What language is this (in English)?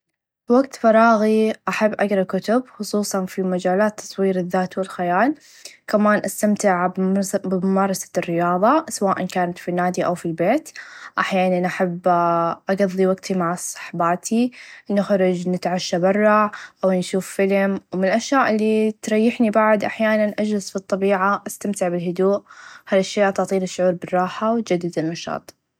Najdi Arabic